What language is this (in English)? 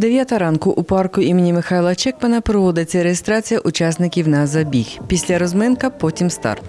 Ukrainian